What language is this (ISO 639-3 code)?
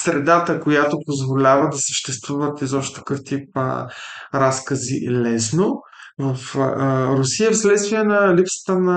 bul